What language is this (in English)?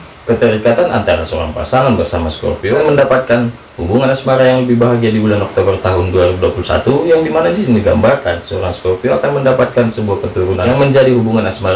Indonesian